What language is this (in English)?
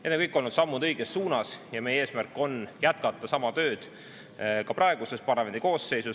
Estonian